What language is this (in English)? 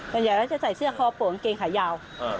Thai